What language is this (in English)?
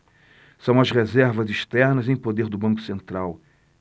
Portuguese